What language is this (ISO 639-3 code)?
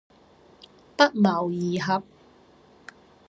yue